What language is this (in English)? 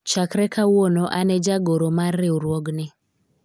Luo (Kenya and Tanzania)